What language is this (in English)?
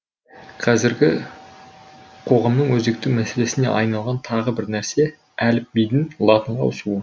Kazakh